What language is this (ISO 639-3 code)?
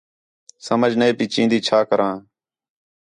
xhe